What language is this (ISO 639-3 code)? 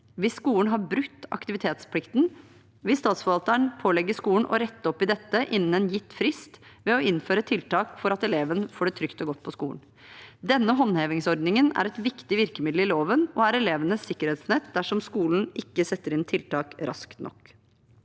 nor